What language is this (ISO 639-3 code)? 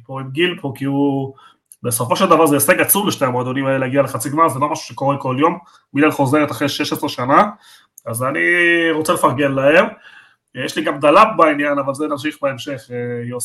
heb